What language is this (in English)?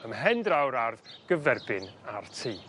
Welsh